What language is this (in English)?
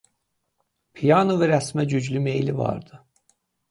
Azerbaijani